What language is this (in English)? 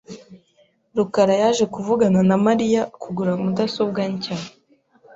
Kinyarwanda